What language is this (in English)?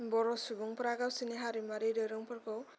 Bodo